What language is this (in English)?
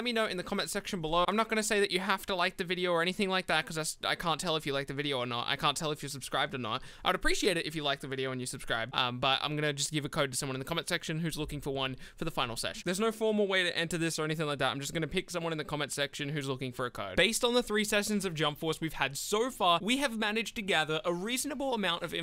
English